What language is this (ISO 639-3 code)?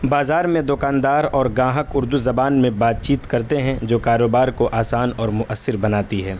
urd